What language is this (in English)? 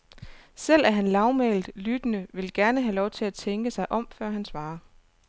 Danish